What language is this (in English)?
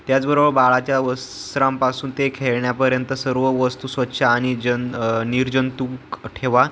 Marathi